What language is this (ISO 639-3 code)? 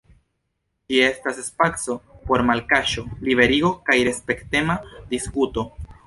epo